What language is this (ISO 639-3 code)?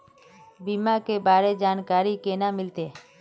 mag